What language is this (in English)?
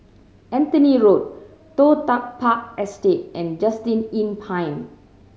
English